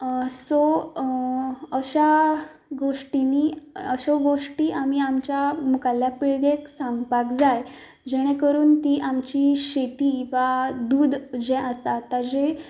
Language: Konkani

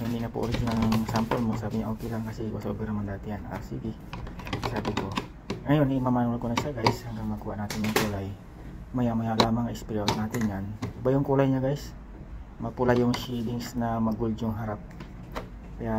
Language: Filipino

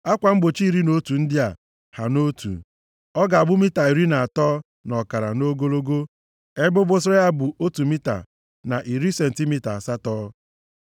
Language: Igbo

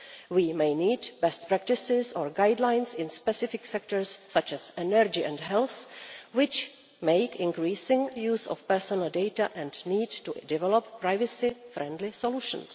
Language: English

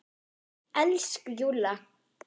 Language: Icelandic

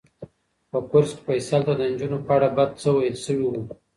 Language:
Pashto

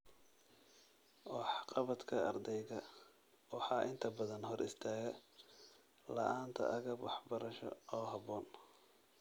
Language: Somali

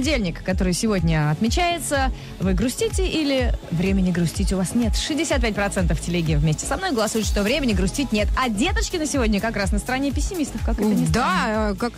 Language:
Russian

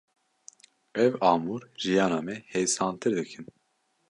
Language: Kurdish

